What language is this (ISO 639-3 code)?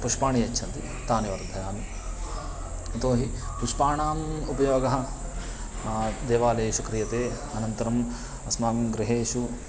san